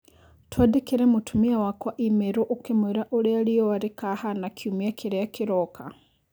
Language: Kikuyu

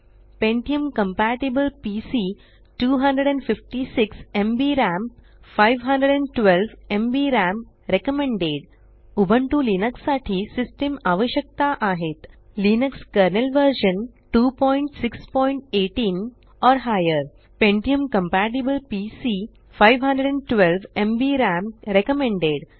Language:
Marathi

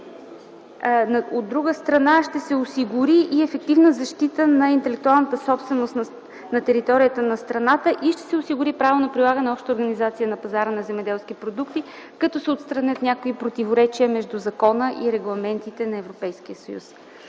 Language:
Bulgarian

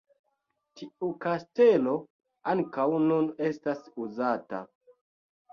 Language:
Esperanto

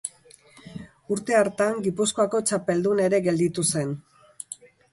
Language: Basque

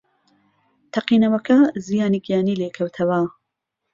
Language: Central Kurdish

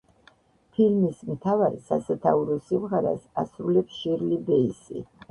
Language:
Georgian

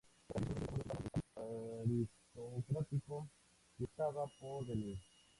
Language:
Spanish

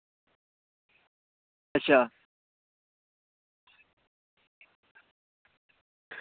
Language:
Dogri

